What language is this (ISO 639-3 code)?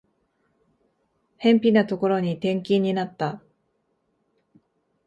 jpn